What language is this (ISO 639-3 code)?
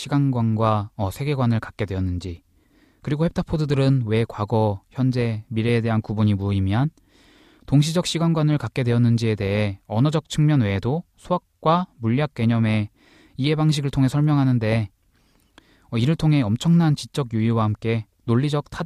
kor